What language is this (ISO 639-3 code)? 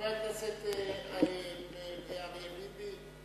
heb